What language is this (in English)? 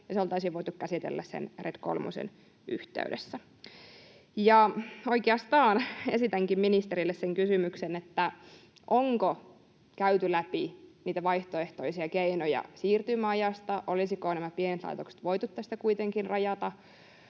Finnish